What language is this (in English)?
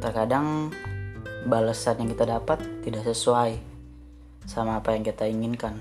Indonesian